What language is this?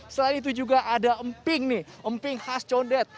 Indonesian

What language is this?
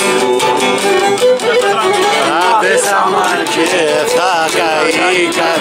Romanian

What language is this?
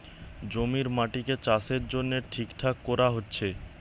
Bangla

